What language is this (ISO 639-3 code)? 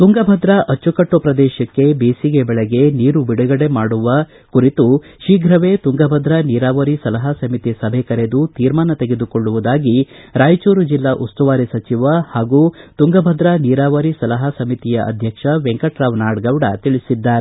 kan